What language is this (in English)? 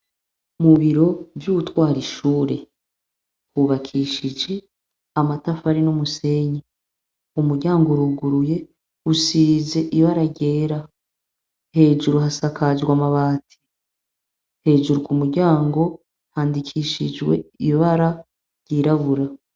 Rundi